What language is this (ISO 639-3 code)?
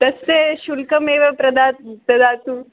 san